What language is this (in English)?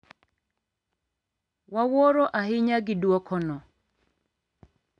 Luo (Kenya and Tanzania)